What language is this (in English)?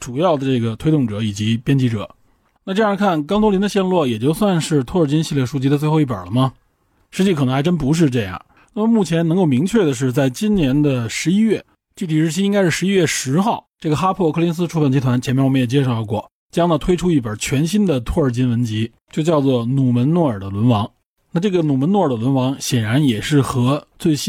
Chinese